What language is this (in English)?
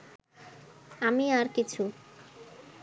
Bangla